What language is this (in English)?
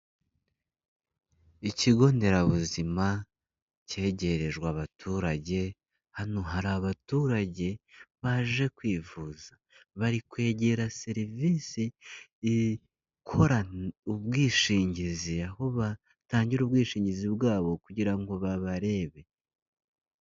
Kinyarwanda